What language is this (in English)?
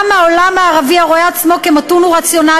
Hebrew